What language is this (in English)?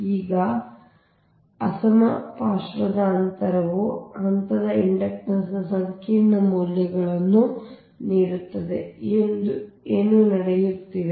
Kannada